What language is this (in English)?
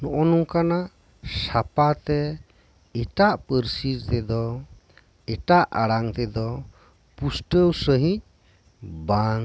Santali